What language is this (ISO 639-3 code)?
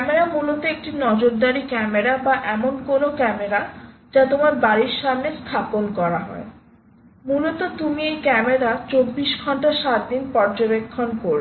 ben